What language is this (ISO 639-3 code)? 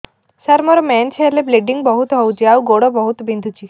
ori